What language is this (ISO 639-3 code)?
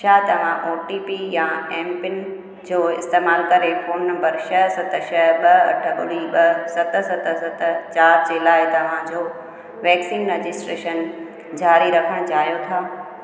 snd